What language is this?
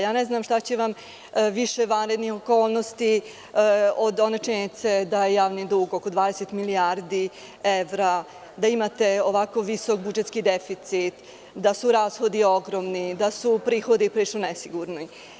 Serbian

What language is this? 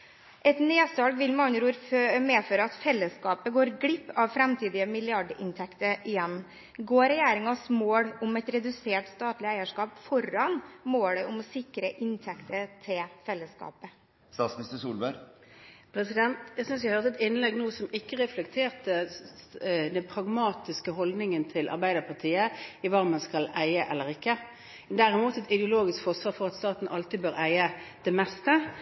Norwegian Bokmål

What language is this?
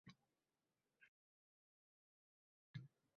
Uzbek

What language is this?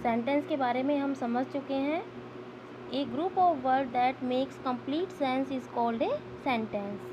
Hindi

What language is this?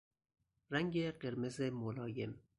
Persian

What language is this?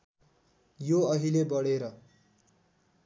Nepali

